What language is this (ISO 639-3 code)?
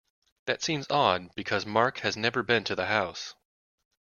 eng